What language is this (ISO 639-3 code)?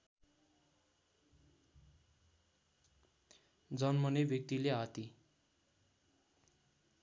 nep